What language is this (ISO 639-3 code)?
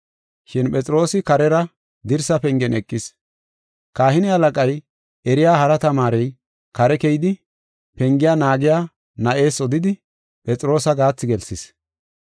gof